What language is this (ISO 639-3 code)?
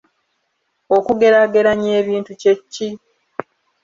lug